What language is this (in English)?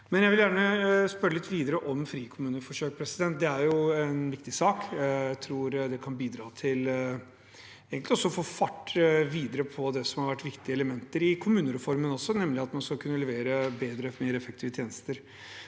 Norwegian